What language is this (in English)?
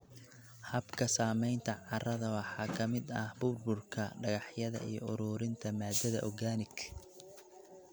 Somali